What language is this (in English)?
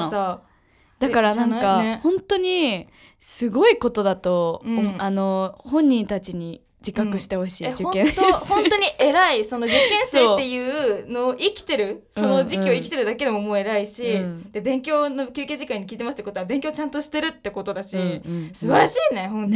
Japanese